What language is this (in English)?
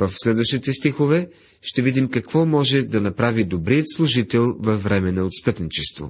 Bulgarian